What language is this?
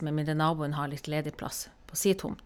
Norwegian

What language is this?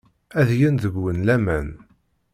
Kabyle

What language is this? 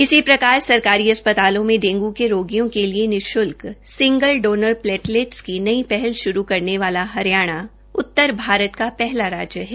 Hindi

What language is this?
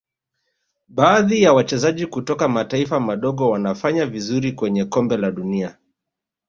Swahili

